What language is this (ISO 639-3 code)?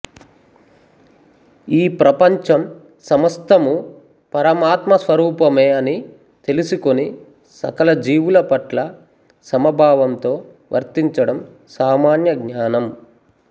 tel